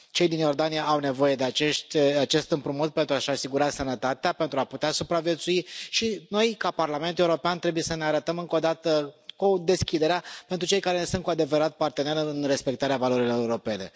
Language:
Romanian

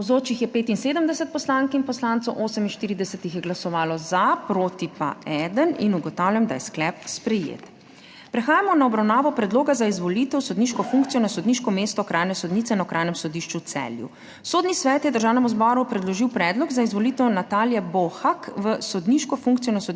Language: Slovenian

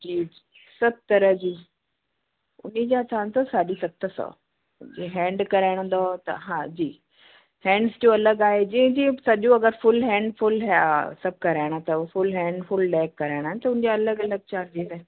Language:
Sindhi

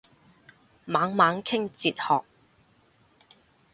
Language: Cantonese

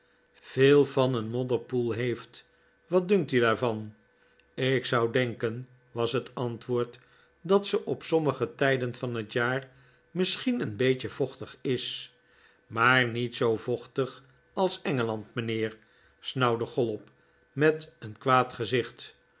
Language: Dutch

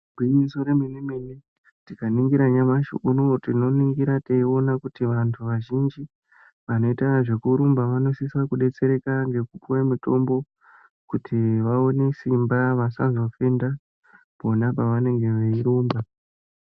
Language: Ndau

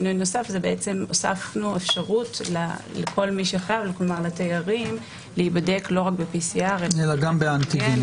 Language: Hebrew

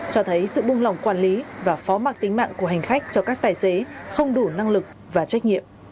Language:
Vietnamese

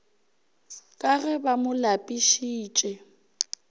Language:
Northern Sotho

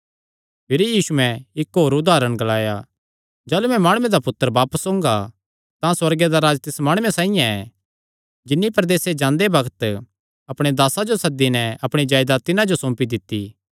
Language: Kangri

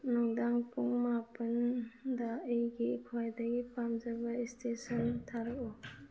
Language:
Manipuri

